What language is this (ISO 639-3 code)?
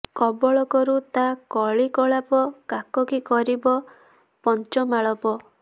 ori